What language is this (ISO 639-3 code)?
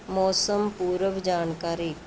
pan